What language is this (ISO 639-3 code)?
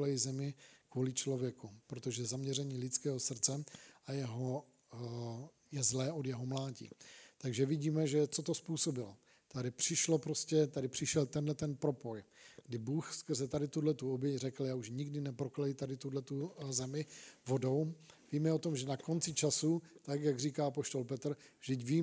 ces